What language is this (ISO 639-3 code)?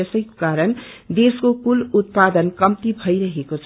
nep